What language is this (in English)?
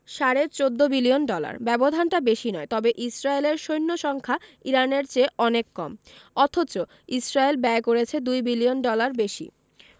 Bangla